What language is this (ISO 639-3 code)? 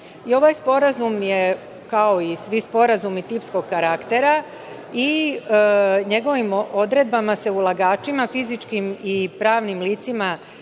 srp